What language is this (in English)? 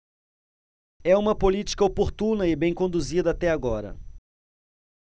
Portuguese